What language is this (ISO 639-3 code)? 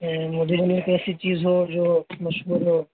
urd